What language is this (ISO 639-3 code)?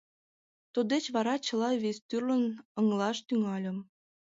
chm